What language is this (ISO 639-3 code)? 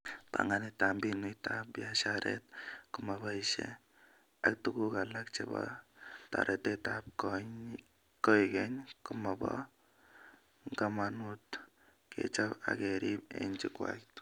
kln